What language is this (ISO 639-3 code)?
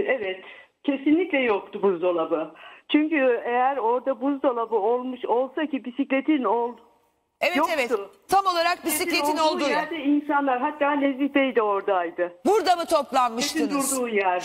tur